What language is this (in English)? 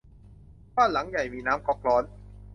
Thai